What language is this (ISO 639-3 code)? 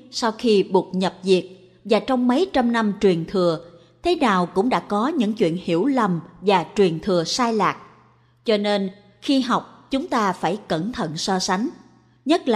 vie